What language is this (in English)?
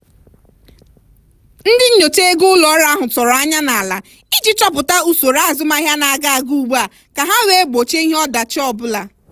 Igbo